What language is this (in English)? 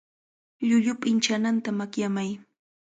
Cajatambo North Lima Quechua